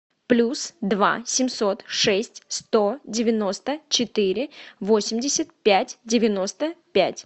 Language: Russian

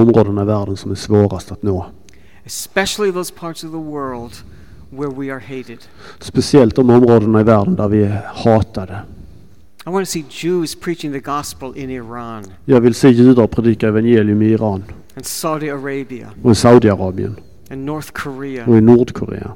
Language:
Swedish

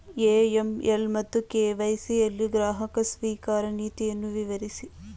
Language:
Kannada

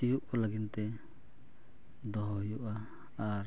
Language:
Santali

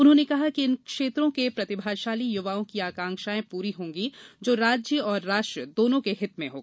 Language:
Hindi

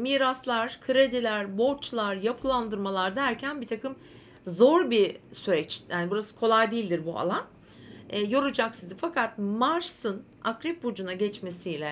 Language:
Turkish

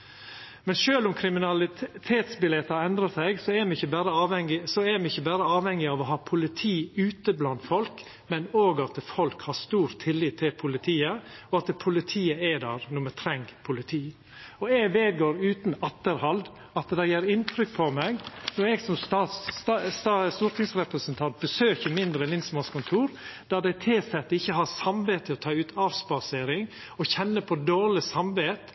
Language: Norwegian Nynorsk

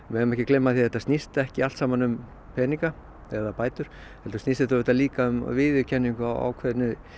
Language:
Icelandic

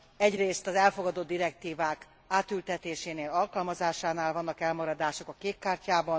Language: Hungarian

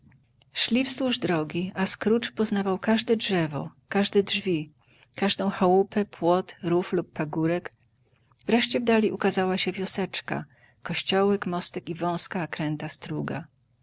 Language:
Polish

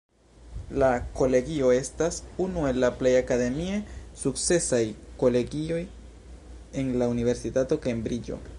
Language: Esperanto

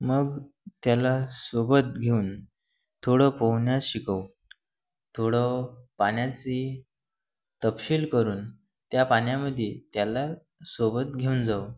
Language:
Marathi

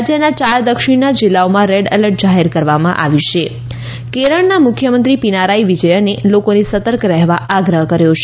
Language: Gujarati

